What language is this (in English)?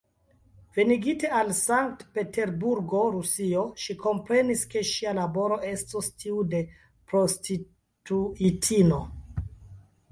Esperanto